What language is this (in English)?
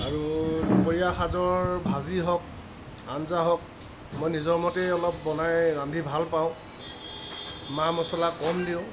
Assamese